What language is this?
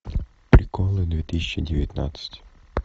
Russian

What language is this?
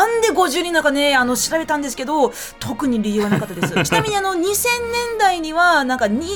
Japanese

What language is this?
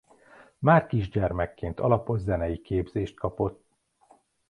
Hungarian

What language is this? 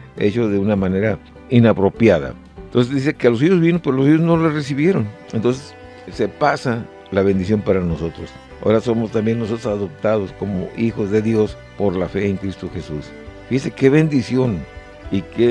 Spanish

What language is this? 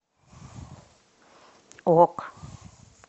Russian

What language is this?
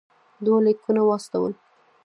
Pashto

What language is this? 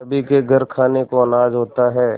Hindi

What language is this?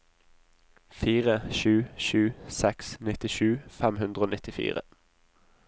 Norwegian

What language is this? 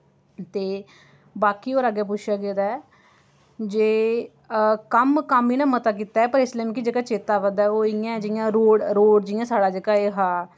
Dogri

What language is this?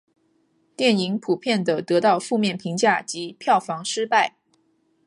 Chinese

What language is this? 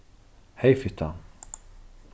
Faroese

